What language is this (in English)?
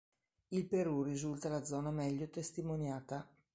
Italian